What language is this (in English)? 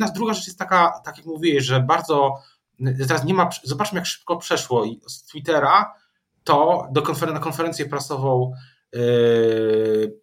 Polish